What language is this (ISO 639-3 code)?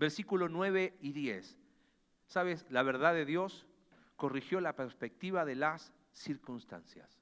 spa